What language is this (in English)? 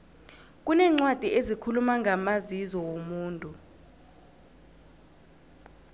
South Ndebele